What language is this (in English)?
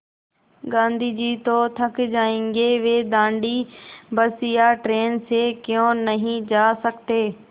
Hindi